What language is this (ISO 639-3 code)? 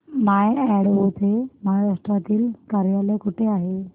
mar